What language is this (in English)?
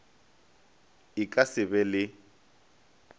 Northern Sotho